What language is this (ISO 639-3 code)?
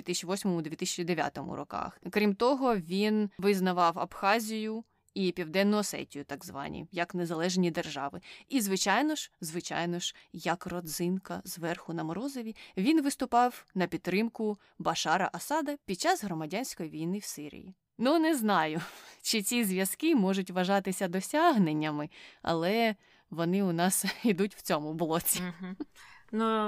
ukr